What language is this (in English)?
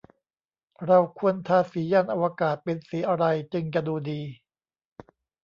Thai